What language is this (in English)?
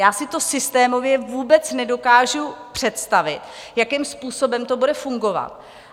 Czech